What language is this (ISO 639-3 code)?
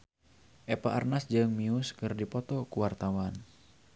sun